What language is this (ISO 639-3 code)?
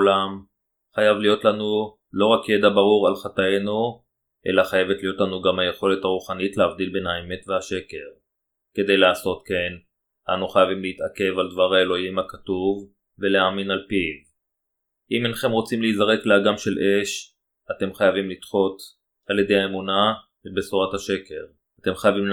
heb